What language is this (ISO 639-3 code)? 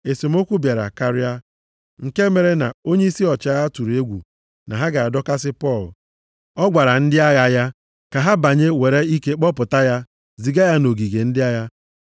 ibo